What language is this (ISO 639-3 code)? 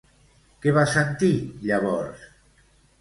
cat